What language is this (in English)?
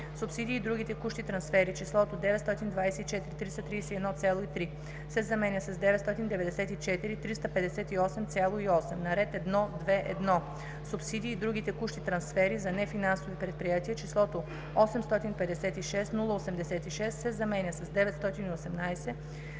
Bulgarian